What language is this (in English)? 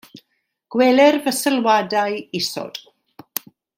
Welsh